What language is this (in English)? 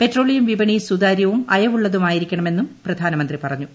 Malayalam